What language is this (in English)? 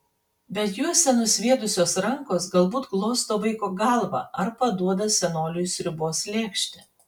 Lithuanian